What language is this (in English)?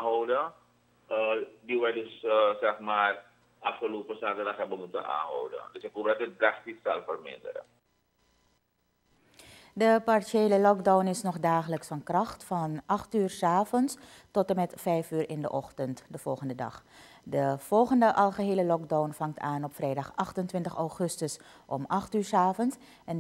Dutch